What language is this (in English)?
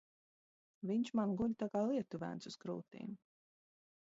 Latvian